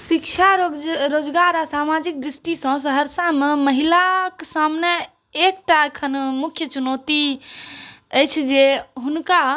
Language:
Maithili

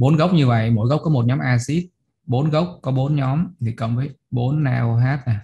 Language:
Vietnamese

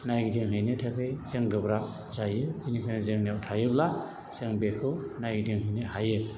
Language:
Bodo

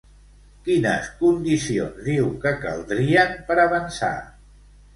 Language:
Catalan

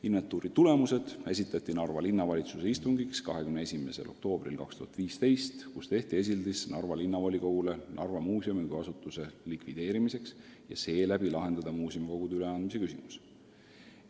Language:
Estonian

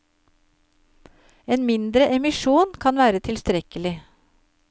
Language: Norwegian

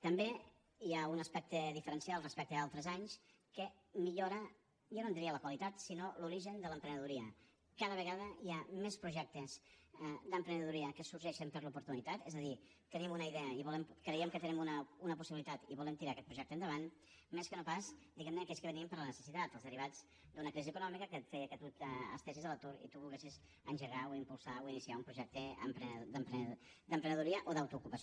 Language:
Catalan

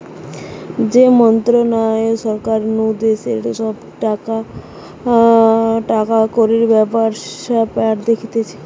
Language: Bangla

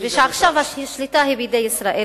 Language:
Hebrew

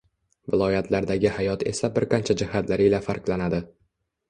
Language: Uzbek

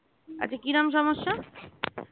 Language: Bangla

